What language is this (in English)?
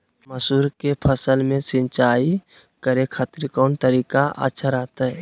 Magahi